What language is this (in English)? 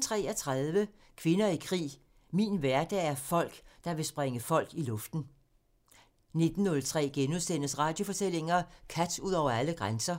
Danish